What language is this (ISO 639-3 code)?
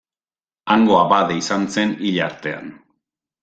eus